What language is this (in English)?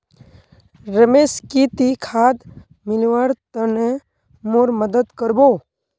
Magahi